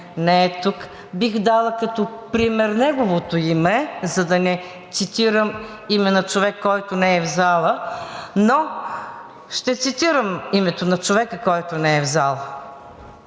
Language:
Bulgarian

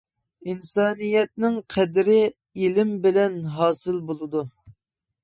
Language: Uyghur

